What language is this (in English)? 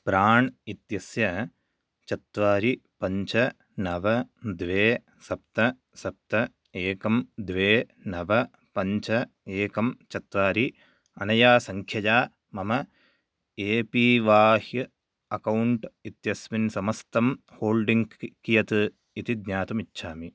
Sanskrit